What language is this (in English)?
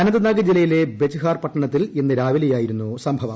Malayalam